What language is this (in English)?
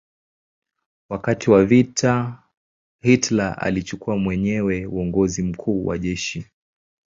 Swahili